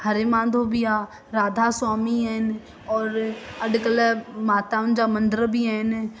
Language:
Sindhi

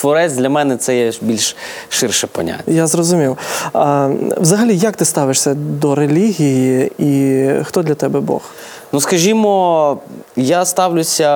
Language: Ukrainian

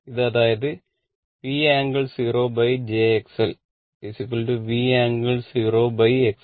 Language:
Malayalam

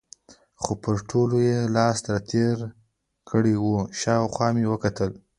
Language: Pashto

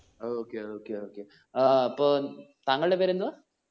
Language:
Malayalam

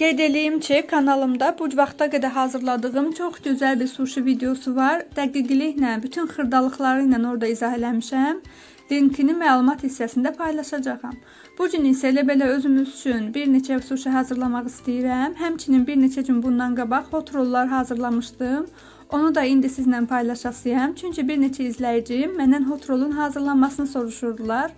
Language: Turkish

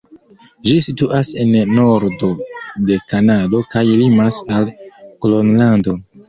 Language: Esperanto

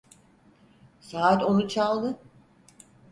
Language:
Turkish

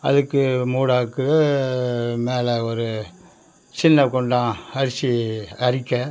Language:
Tamil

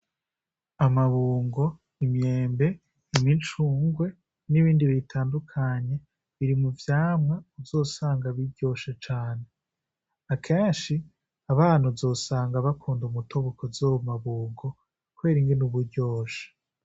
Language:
Rundi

